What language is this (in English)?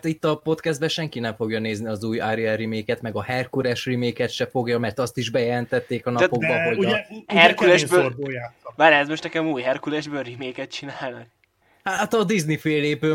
Hungarian